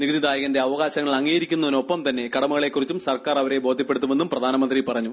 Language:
Malayalam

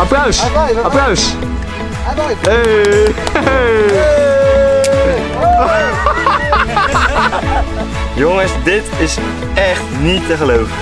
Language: Dutch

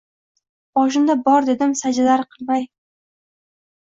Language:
Uzbek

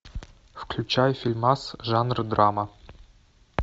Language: Russian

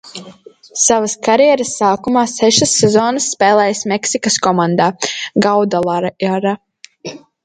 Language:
Latvian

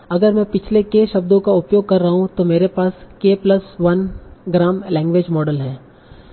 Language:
Hindi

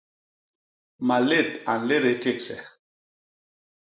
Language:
Basaa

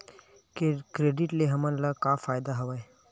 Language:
Chhattisgarhi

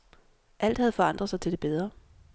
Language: Danish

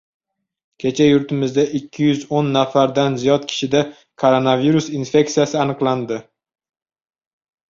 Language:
Uzbek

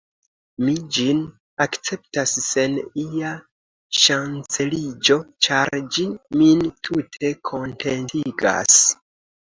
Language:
Esperanto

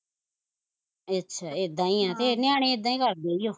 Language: Punjabi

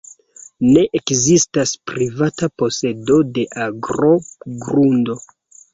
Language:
Esperanto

